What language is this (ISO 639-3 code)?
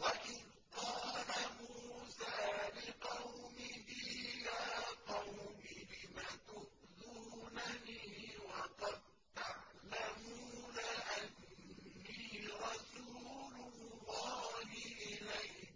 ara